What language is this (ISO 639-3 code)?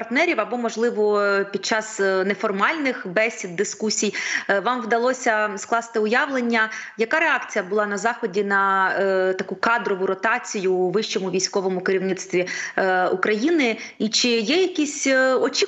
ukr